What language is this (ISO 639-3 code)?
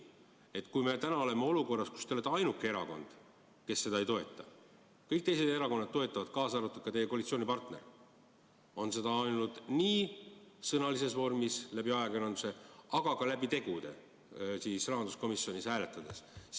est